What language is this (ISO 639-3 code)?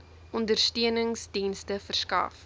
afr